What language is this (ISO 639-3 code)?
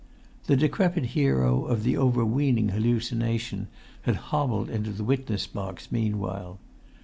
eng